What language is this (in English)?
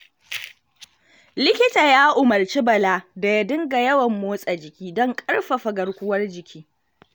Hausa